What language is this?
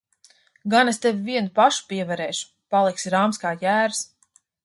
Latvian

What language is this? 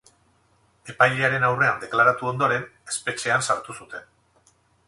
Basque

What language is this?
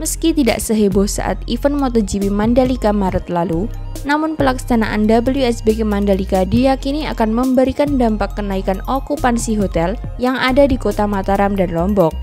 Indonesian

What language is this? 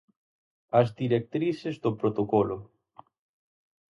Galician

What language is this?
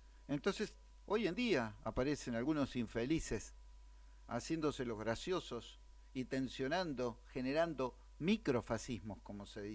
Spanish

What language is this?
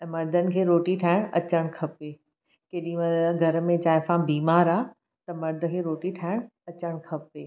Sindhi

